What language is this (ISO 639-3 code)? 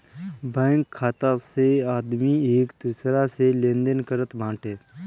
bho